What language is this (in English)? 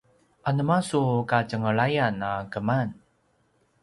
Paiwan